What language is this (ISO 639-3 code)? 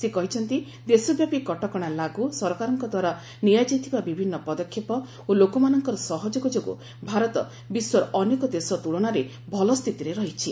ori